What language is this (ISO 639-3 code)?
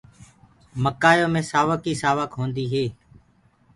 ggg